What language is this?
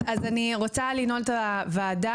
Hebrew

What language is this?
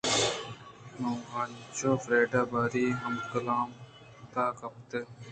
Eastern Balochi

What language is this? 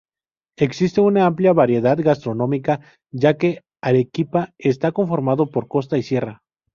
Spanish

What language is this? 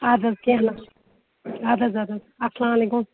Kashmiri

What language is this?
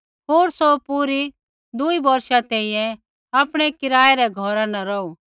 Kullu Pahari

